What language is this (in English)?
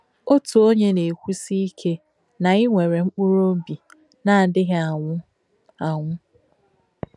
Igbo